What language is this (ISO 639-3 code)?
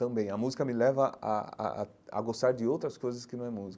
por